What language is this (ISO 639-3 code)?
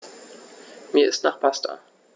deu